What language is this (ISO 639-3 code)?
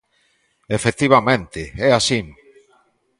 glg